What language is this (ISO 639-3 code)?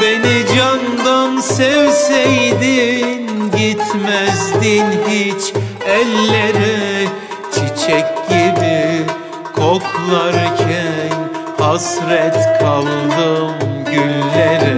tur